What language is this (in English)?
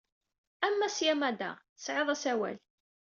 Kabyle